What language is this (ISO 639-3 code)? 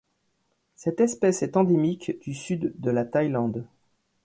fra